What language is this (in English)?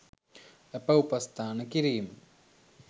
Sinhala